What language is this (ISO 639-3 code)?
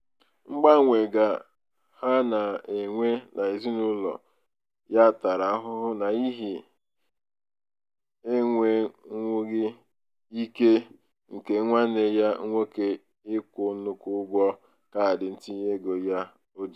ibo